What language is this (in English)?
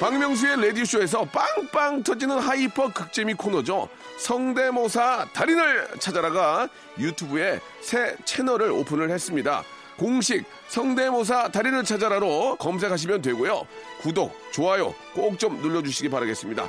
Korean